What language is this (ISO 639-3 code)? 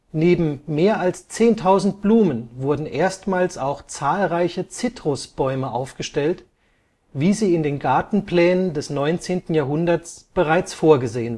deu